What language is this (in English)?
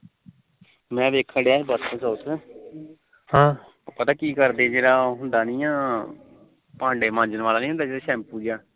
Punjabi